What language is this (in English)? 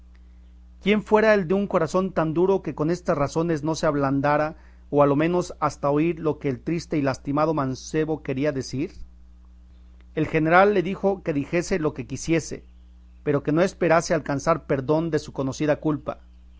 Spanish